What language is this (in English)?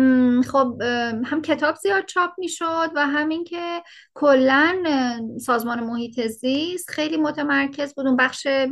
Persian